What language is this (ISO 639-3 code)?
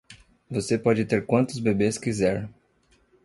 por